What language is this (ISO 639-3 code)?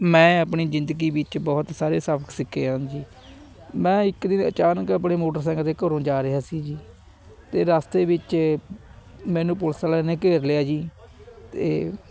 pan